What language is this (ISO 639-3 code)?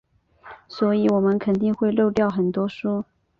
zho